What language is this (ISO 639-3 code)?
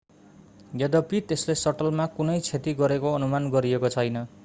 nep